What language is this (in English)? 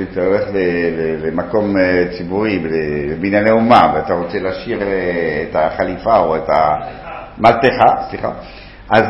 Hebrew